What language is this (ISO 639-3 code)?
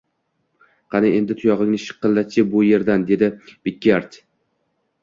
uzb